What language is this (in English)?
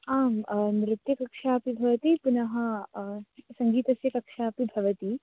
Sanskrit